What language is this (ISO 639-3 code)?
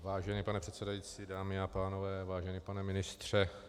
ces